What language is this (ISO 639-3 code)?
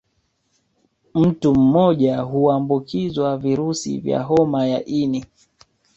swa